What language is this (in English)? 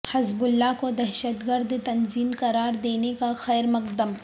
Urdu